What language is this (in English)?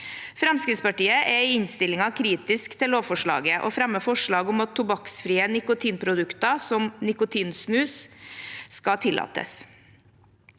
Norwegian